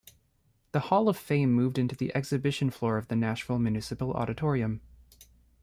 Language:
English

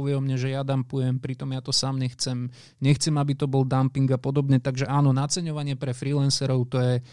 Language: Slovak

